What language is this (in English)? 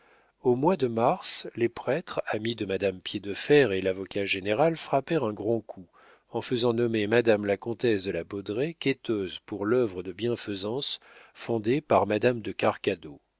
French